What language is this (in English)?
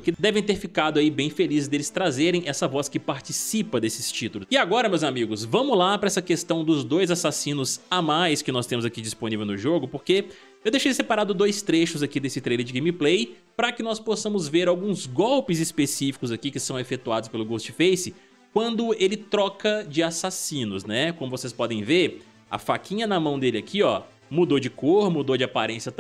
Portuguese